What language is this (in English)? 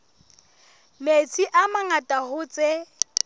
Southern Sotho